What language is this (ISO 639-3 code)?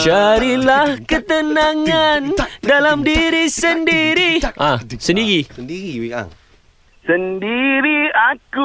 msa